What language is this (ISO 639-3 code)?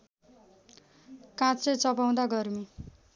nep